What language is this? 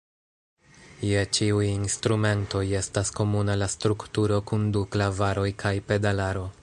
Esperanto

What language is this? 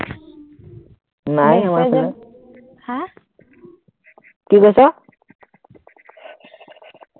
Assamese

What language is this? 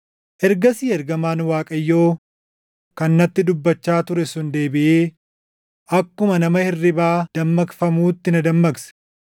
Oromo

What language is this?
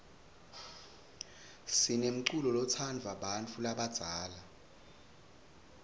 Swati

